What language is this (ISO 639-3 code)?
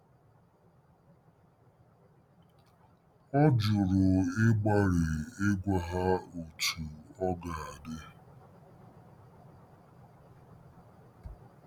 ibo